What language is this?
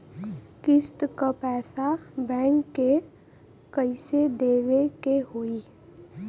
Bhojpuri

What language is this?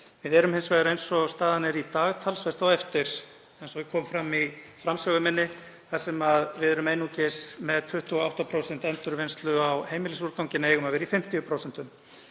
Icelandic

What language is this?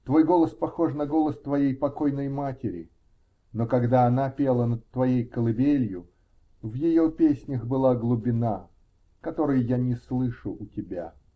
Russian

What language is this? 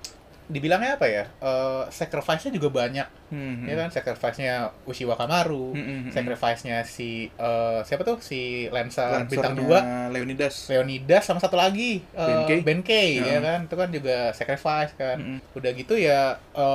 Indonesian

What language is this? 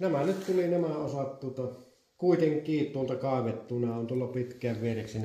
Finnish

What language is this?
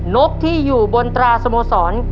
Thai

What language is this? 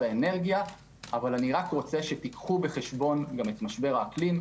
Hebrew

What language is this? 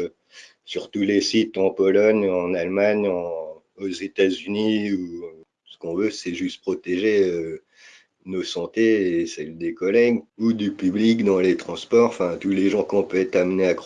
French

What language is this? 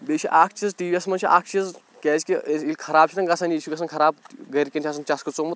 Kashmiri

